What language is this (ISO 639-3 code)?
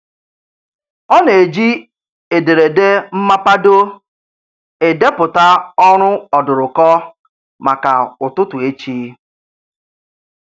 ibo